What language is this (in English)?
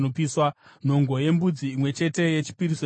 Shona